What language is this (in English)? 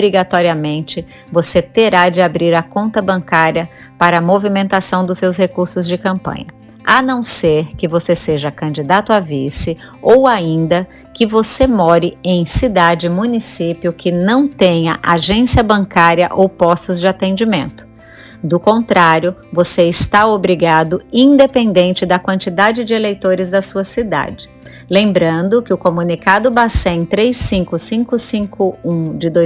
Portuguese